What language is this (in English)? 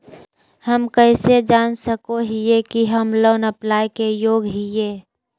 Magahi